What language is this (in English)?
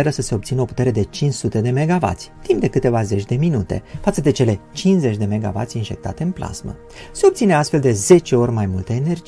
Romanian